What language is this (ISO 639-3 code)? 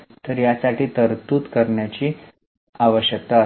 mar